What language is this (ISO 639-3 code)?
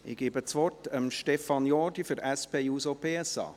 gsw